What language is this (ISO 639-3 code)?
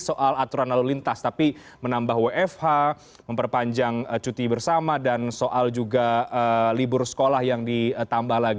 ind